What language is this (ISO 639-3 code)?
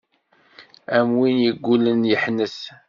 kab